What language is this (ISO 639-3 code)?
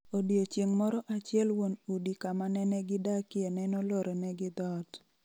luo